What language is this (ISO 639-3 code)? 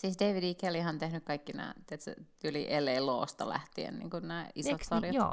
fin